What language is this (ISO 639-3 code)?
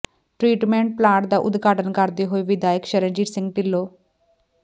pan